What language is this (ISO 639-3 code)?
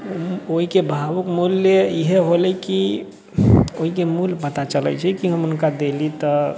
mai